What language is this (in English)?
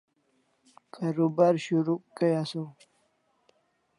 Kalasha